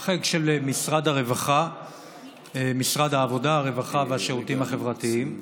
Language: Hebrew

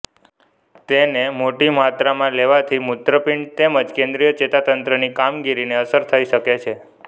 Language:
Gujarati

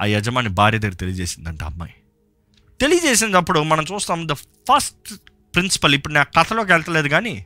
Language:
Telugu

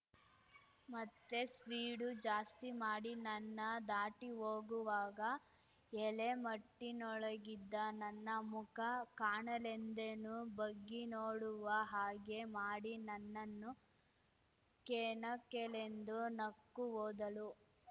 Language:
Kannada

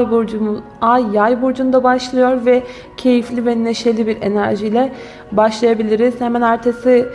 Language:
Turkish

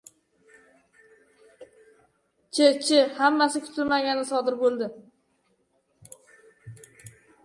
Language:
Uzbek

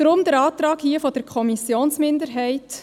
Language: Swiss German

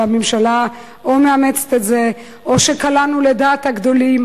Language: Hebrew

